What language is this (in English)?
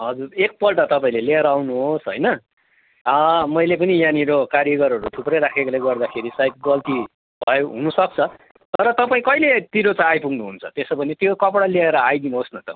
Nepali